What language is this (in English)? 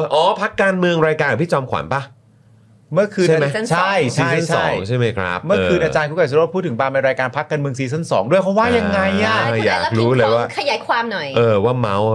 Thai